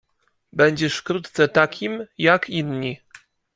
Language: Polish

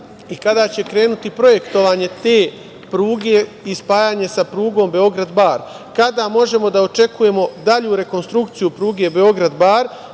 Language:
Serbian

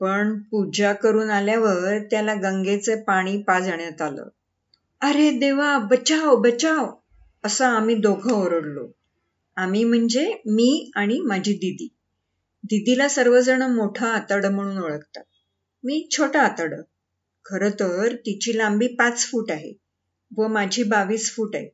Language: Marathi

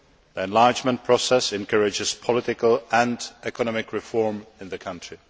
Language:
English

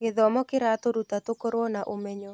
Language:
Kikuyu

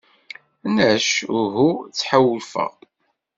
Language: Kabyle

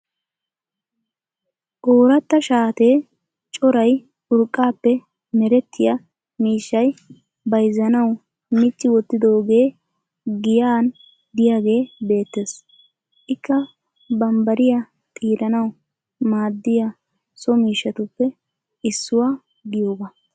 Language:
Wolaytta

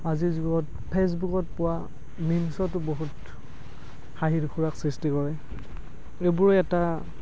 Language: Assamese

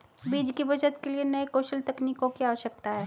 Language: Hindi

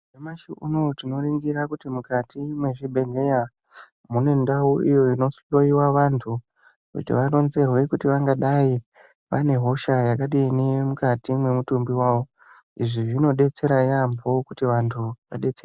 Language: Ndau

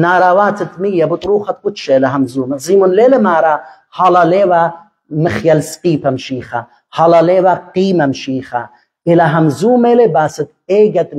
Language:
Arabic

